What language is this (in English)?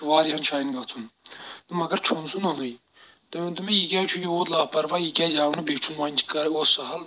Kashmiri